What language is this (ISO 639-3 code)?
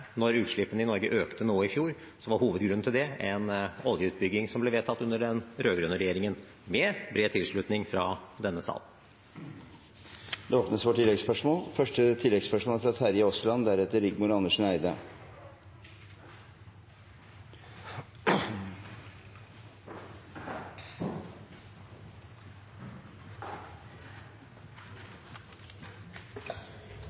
nor